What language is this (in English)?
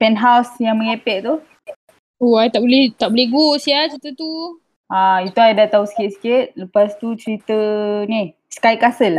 Malay